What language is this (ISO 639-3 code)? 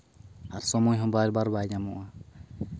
sat